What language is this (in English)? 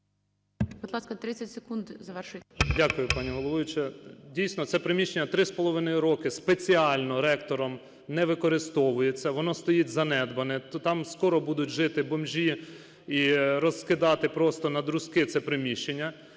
Ukrainian